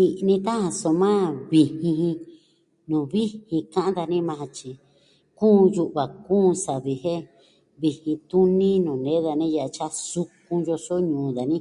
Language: Southwestern Tlaxiaco Mixtec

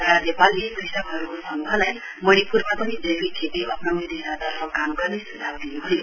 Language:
Nepali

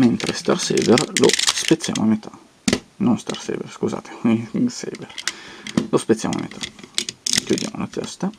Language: Italian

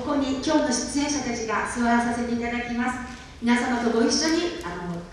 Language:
Japanese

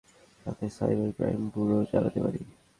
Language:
Bangla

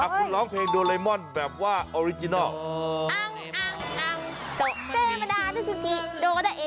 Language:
Thai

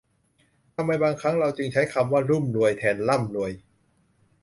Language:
Thai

